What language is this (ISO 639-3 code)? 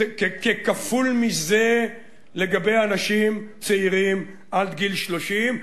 heb